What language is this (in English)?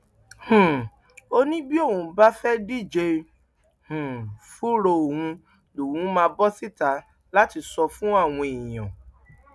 Yoruba